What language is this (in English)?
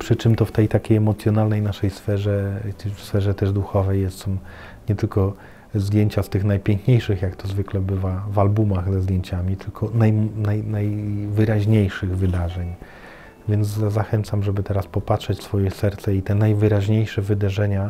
Polish